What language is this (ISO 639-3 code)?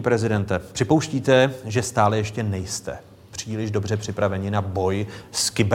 ces